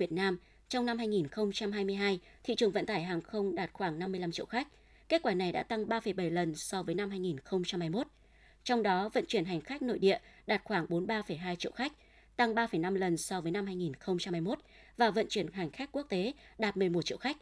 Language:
Vietnamese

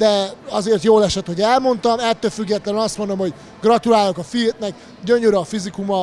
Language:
Hungarian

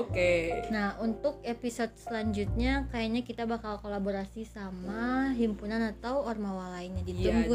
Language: Indonesian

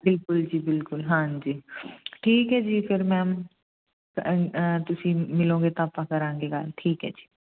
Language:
Punjabi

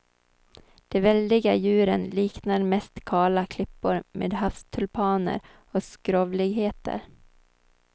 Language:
Swedish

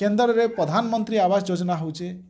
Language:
Odia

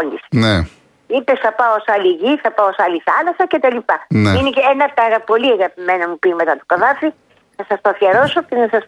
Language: Greek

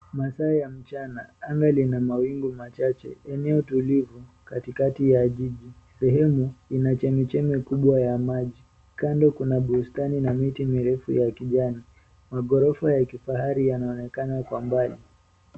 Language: Swahili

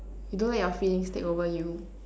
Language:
English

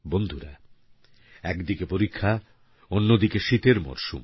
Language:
Bangla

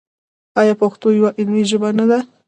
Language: Pashto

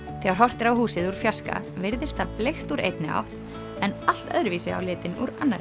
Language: Icelandic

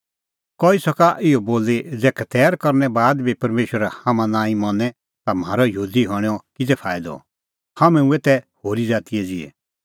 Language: Kullu Pahari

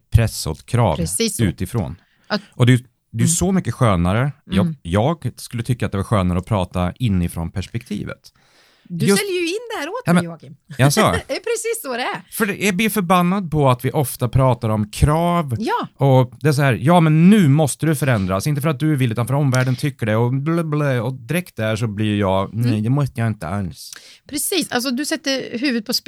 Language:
Swedish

